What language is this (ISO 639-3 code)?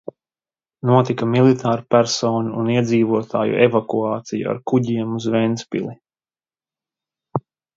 lav